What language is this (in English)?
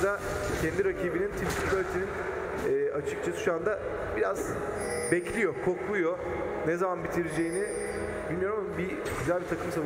Turkish